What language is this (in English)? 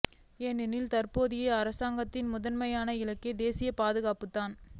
Tamil